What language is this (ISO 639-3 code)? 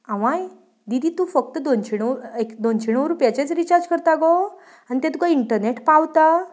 kok